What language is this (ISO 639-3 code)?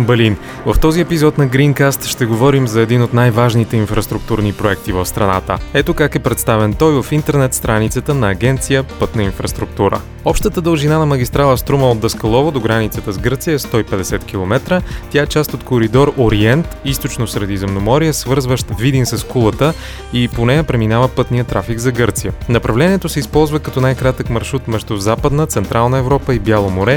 bul